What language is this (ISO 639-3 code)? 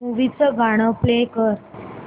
mar